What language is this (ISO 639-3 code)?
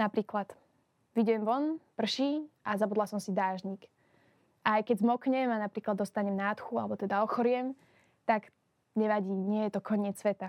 slk